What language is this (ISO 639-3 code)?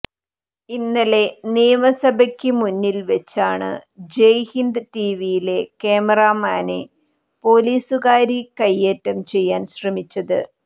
mal